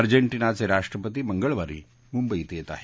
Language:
Marathi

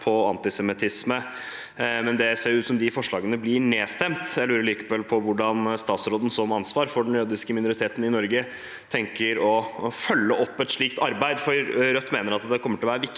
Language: Norwegian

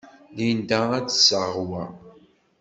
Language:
Kabyle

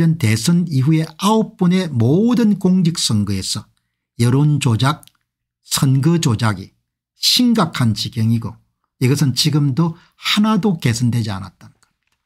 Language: Korean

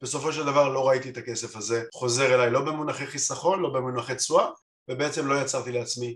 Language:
Hebrew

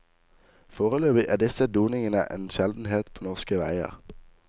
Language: Norwegian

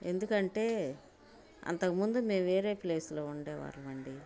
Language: Telugu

